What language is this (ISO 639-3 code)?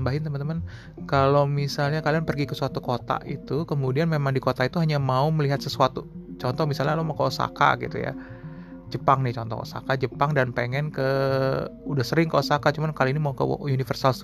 ind